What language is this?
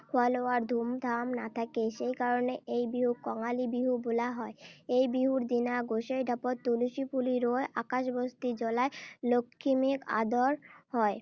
Assamese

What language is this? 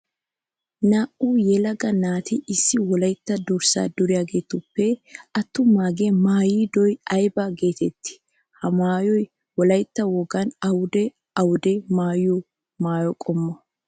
Wolaytta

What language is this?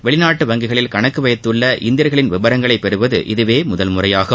Tamil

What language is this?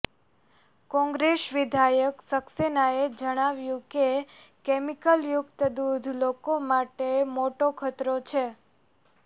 Gujarati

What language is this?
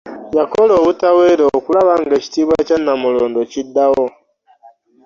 Ganda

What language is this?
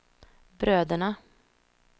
Swedish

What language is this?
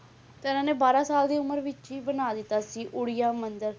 Punjabi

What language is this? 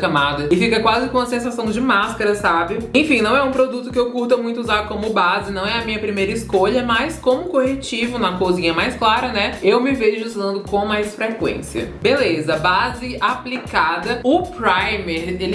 Portuguese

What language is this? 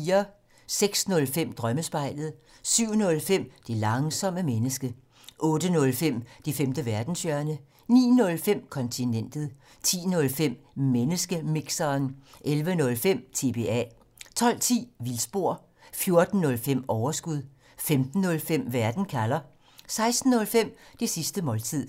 Danish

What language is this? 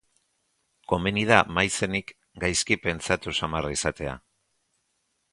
Basque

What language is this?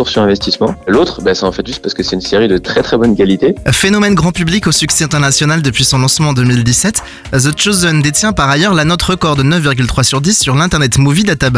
French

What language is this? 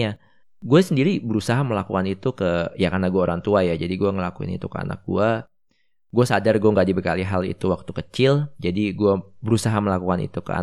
Indonesian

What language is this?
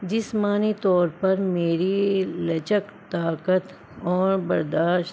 Urdu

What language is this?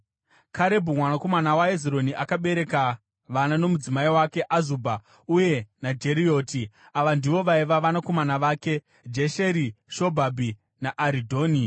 Shona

